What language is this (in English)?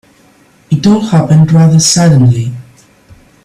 English